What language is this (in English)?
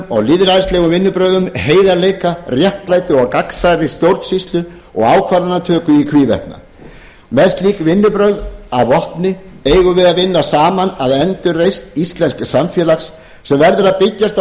Icelandic